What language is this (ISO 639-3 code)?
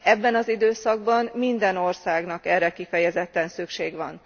hun